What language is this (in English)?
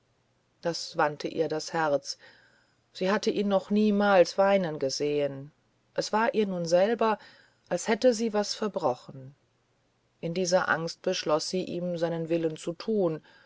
German